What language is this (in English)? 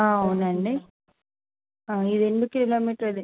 Telugu